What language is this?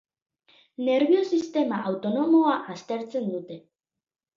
Basque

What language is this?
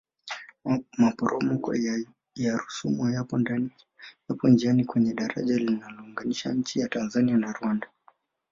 Swahili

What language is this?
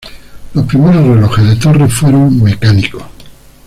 Spanish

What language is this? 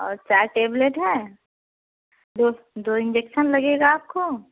Hindi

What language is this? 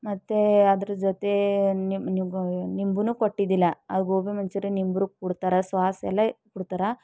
Kannada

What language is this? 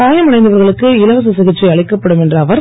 Tamil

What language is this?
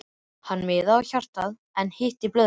Icelandic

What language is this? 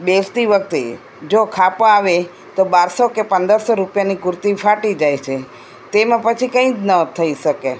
Gujarati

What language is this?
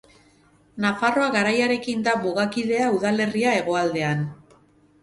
Basque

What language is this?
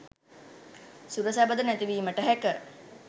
Sinhala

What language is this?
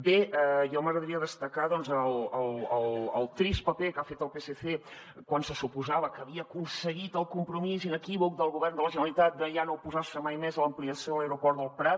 Catalan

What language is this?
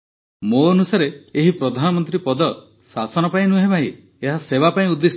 Odia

